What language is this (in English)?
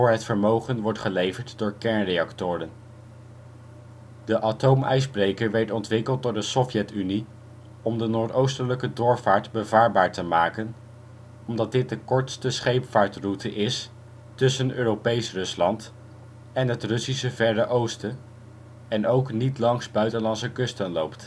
Dutch